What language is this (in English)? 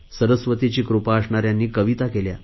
Marathi